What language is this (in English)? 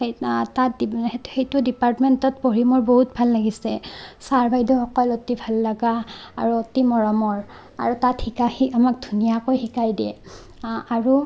Assamese